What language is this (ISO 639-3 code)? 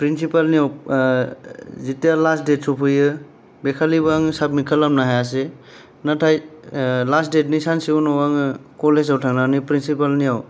brx